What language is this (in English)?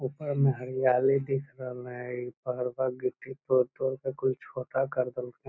Magahi